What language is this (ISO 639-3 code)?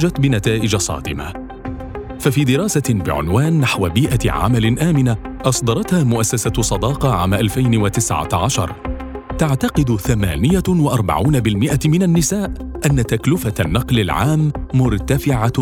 ara